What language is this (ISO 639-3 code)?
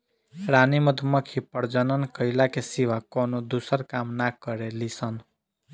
bho